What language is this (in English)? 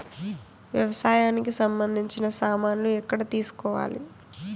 Telugu